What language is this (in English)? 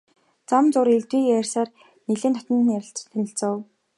Mongolian